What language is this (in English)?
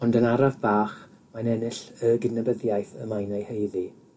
Welsh